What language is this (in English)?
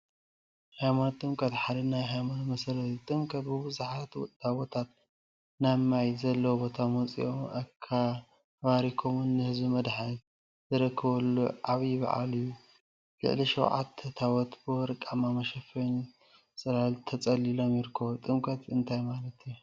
Tigrinya